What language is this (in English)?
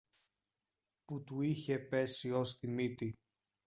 Greek